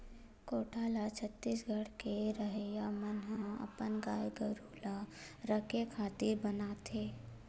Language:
Chhattisgarhi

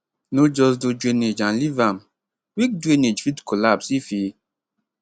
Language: Nigerian Pidgin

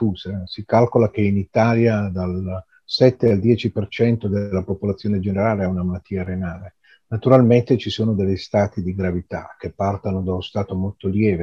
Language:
Italian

